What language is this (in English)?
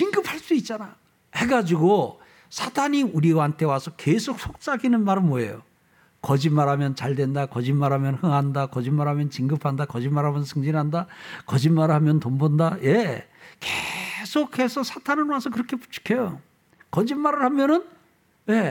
Korean